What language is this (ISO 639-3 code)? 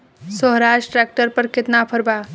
bho